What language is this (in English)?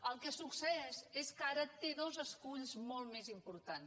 Catalan